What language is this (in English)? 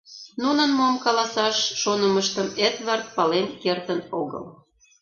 Mari